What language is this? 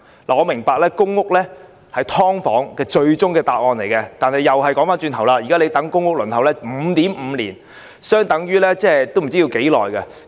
Cantonese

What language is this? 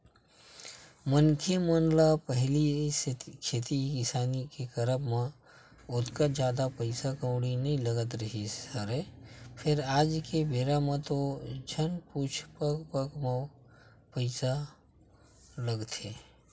Chhattisgarhi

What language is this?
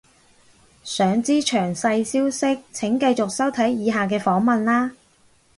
Cantonese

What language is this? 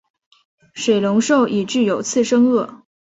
Chinese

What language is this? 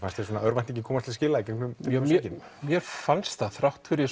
Icelandic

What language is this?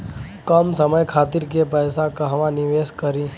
Bhojpuri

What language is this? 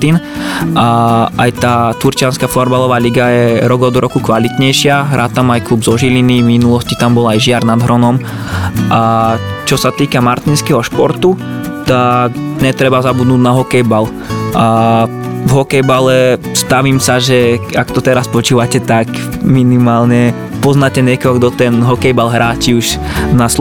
Slovak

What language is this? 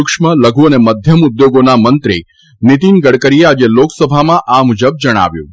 Gujarati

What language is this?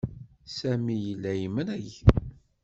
Kabyle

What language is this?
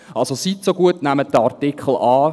Swiss German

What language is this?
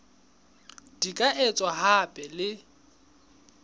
Southern Sotho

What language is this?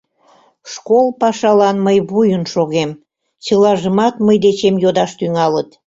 Mari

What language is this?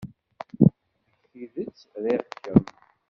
Kabyle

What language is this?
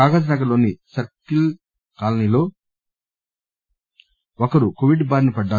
Telugu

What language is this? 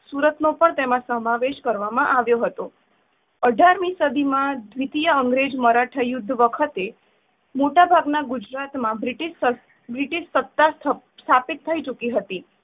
Gujarati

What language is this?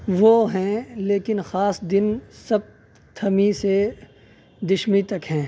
Urdu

